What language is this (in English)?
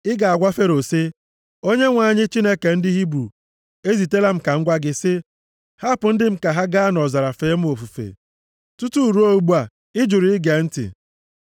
Igbo